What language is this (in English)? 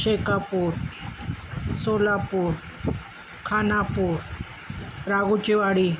Marathi